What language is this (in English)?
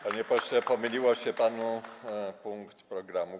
Polish